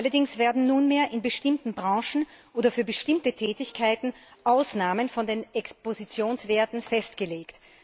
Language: German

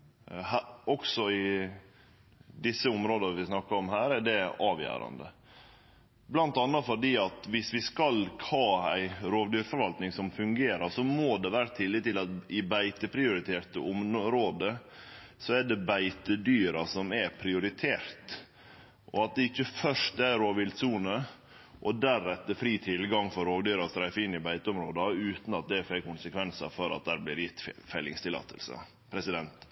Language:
Norwegian Nynorsk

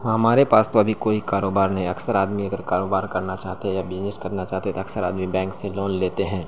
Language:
Urdu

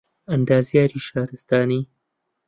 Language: Central Kurdish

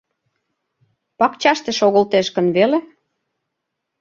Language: Mari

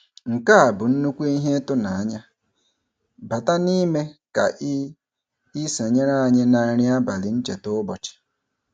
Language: Igbo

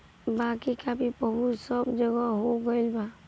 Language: Bhojpuri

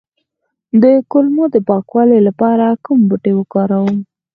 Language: Pashto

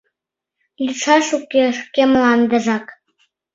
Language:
Mari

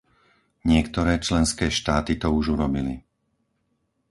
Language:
Slovak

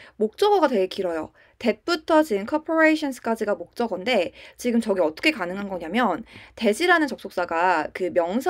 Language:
Korean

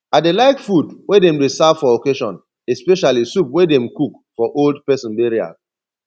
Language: Nigerian Pidgin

